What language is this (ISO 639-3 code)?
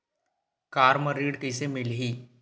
hne